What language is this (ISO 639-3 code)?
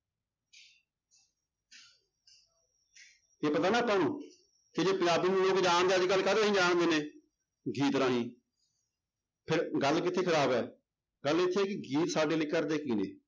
pan